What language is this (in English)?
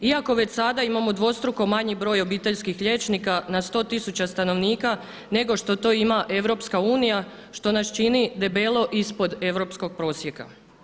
Croatian